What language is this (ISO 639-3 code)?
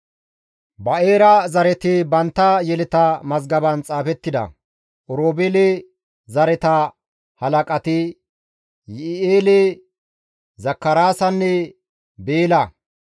gmv